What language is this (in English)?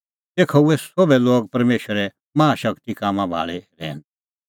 Kullu Pahari